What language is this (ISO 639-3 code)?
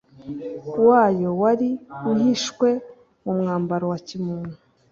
kin